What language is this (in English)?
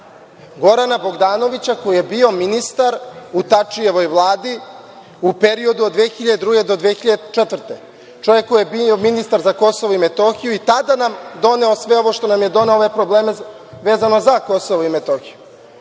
Serbian